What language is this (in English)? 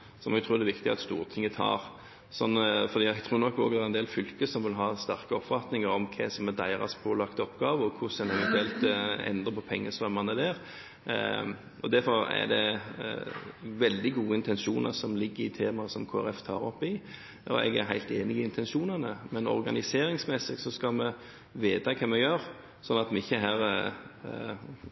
Norwegian Bokmål